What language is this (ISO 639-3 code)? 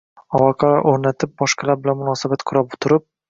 uzb